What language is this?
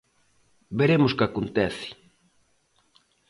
Galician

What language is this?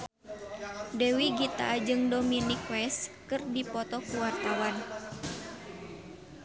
Sundanese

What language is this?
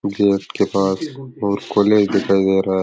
Rajasthani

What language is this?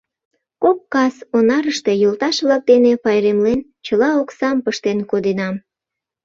Mari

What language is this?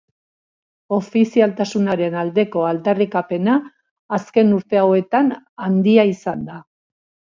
Basque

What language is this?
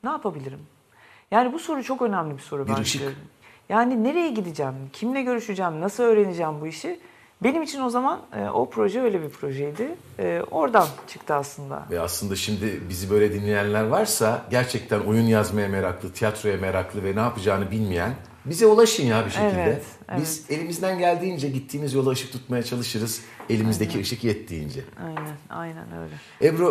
Turkish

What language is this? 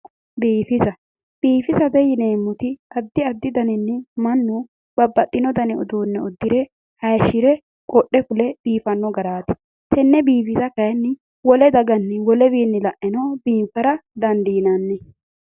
Sidamo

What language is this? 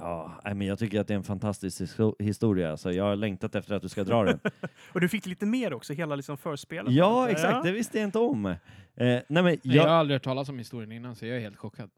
Swedish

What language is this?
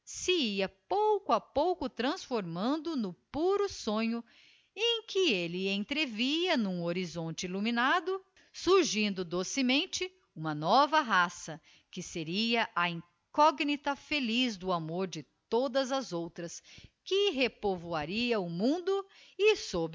Portuguese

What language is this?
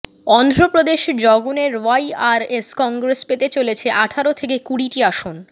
Bangla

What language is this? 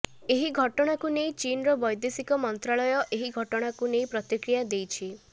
Odia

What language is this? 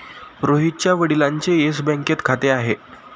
Marathi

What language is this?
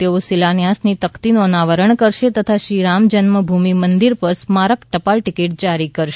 Gujarati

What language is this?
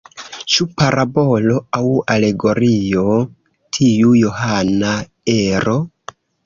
Esperanto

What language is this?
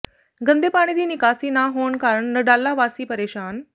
Punjabi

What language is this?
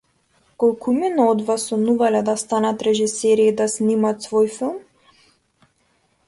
Macedonian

